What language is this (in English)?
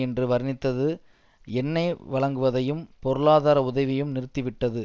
Tamil